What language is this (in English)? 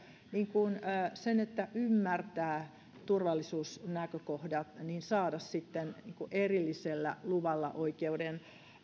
Finnish